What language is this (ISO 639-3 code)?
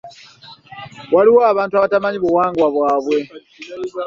lug